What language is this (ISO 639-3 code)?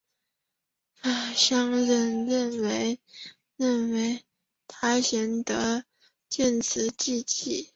zho